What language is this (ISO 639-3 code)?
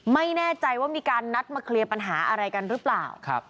tha